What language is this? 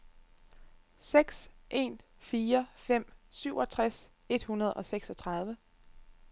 Danish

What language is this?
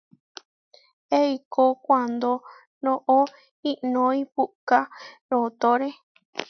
Huarijio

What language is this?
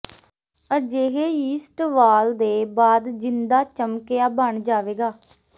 Punjabi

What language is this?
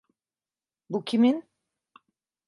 Turkish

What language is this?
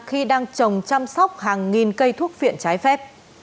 Vietnamese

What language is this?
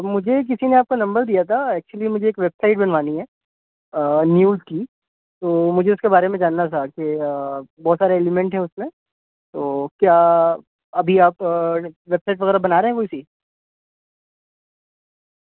Urdu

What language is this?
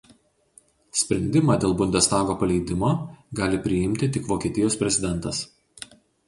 Lithuanian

